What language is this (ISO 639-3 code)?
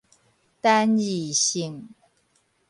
nan